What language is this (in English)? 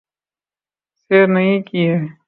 Urdu